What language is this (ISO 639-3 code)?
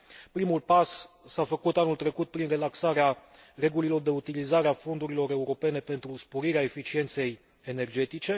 ron